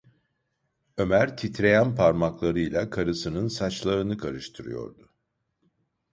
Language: Turkish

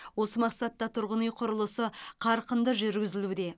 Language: Kazakh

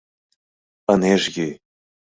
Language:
Mari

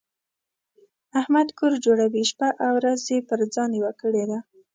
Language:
Pashto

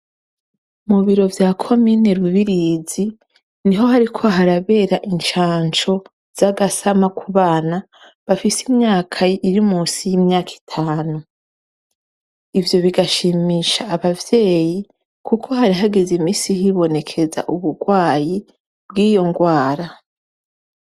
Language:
Rundi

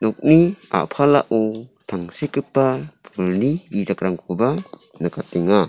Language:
Garo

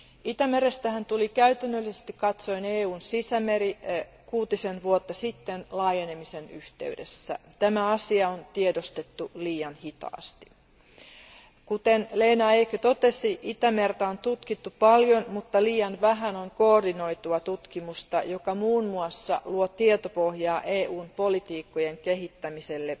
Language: Finnish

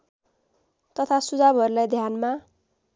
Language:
Nepali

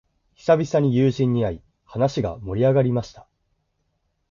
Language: Japanese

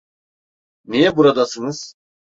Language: Turkish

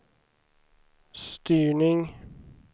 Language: Swedish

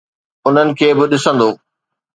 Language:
Sindhi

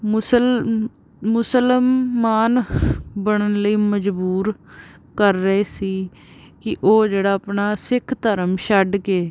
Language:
Punjabi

